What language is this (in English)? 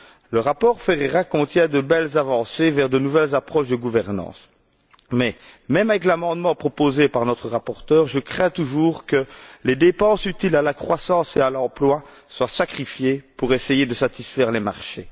French